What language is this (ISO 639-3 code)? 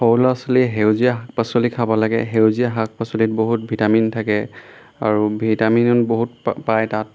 asm